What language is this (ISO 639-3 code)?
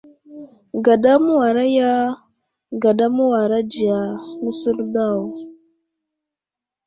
udl